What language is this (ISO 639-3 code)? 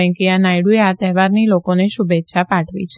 guj